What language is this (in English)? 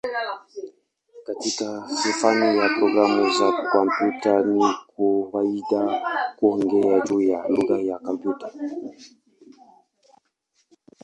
Swahili